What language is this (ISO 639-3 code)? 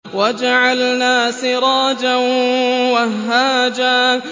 ara